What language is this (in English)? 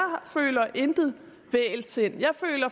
Danish